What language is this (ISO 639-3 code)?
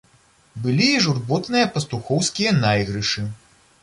bel